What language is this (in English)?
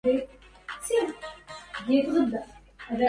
Arabic